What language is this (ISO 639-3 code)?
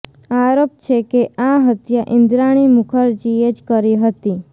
guj